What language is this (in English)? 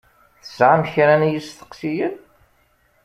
Kabyle